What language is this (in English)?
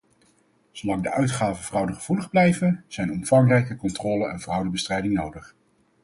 Dutch